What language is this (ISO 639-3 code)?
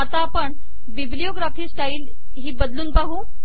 mar